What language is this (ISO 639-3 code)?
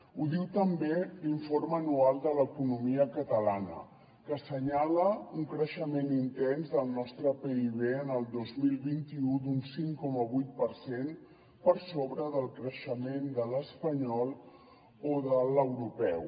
cat